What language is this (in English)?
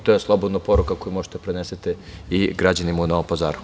Serbian